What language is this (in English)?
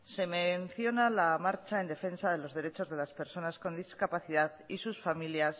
Spanish